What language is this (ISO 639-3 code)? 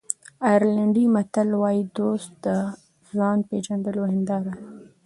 pus